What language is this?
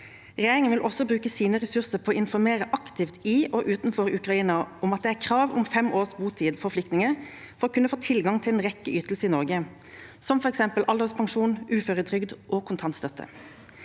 Norwegian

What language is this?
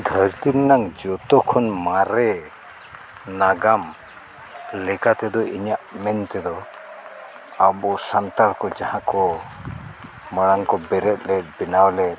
Santali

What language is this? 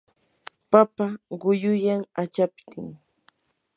Yanahuanca Pasco Quechua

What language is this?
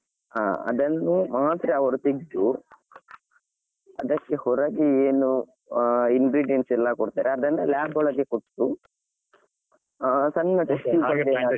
Kannada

